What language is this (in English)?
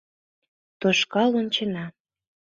Mari